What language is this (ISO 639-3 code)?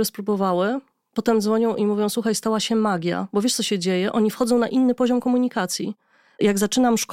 pol